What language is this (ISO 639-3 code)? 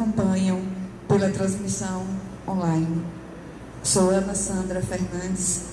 por